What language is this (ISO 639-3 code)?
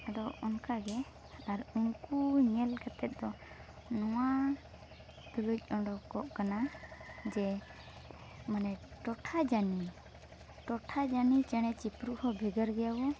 sat